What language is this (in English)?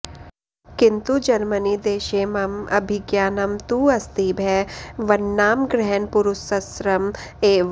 Sanskrit